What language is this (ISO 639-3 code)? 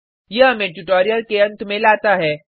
hin